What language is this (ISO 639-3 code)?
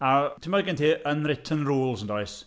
cym